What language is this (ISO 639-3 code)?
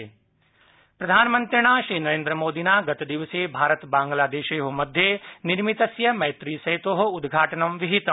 san